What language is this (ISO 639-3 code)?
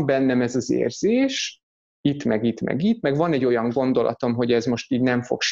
hun